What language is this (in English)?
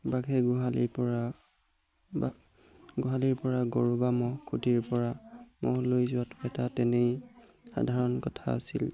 Assamese